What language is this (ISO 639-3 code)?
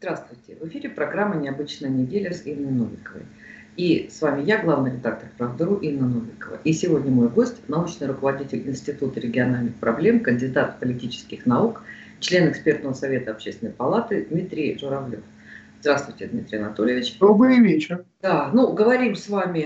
rus